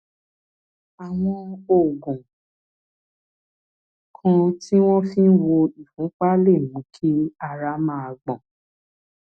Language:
Yoruba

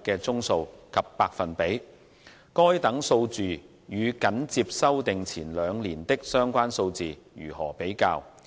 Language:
Cantonese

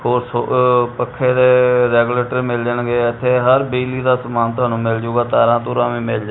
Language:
Punjabi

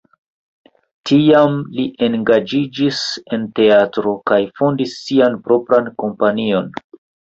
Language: Esperanto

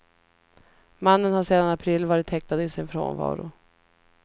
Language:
Swedish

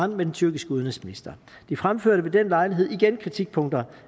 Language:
Danish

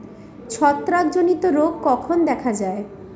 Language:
Bangla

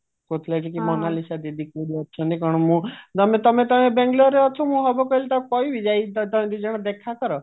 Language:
Odia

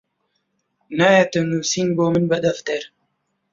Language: Central Kurdish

